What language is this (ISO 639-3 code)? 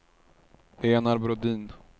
swe